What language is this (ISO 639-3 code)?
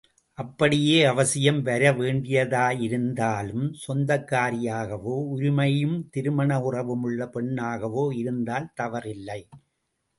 tam